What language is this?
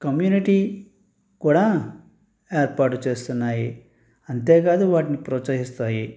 Telugu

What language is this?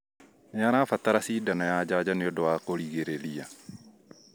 Kikuyu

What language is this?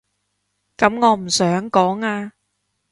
Cantonese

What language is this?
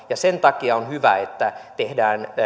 Finnish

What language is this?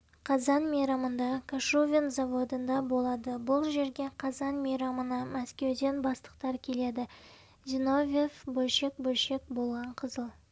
Kazakh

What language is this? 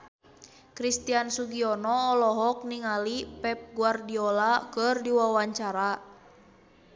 Sundanese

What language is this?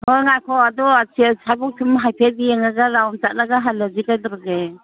Manipuri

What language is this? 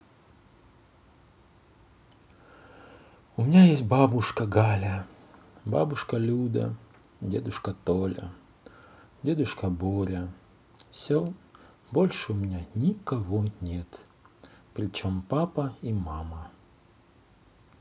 Russian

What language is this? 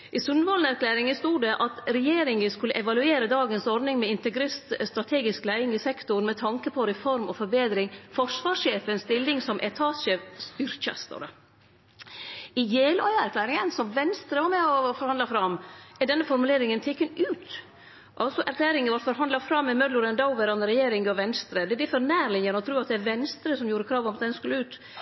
Norwegian Nynorsk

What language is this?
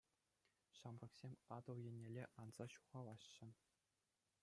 Chuvash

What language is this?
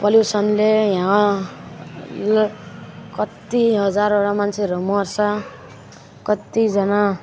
Nepali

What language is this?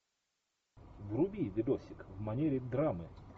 Russian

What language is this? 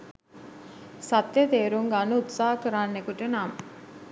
Sinhala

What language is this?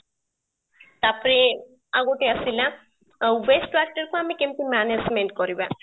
Odia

